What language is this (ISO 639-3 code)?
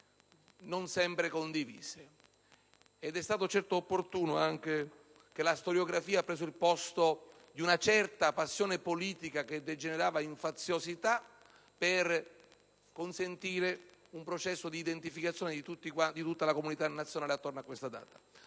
ita